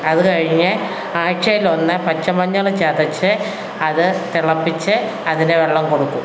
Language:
Malayalam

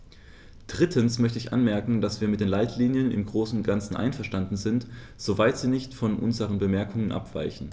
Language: German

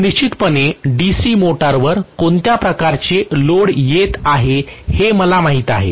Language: Marathi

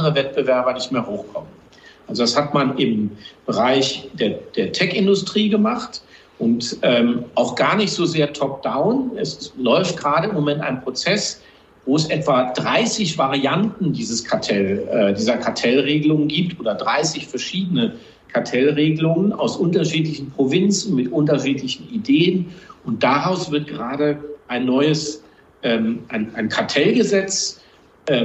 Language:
German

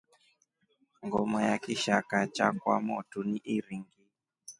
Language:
Rombo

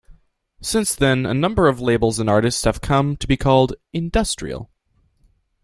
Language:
English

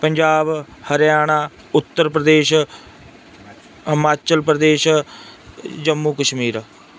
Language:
Punjabi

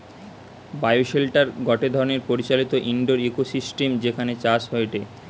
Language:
Bangla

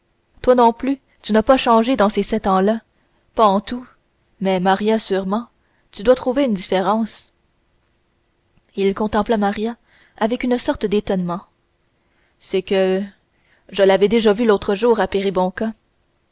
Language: French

